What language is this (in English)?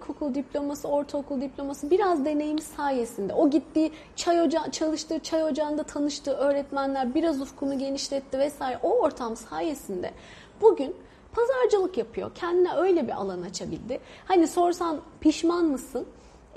Turkish